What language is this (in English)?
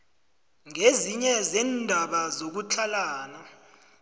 South Ndebele